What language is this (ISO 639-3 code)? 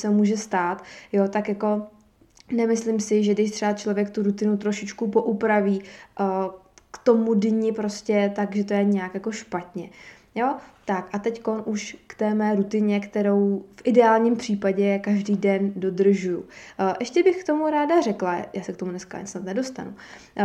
ces